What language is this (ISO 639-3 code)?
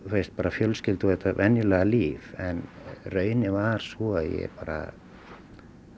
isl